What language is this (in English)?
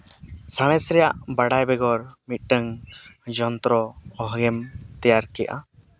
Santali